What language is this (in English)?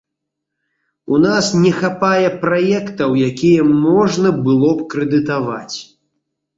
Belarusian